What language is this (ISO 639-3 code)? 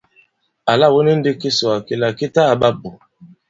abb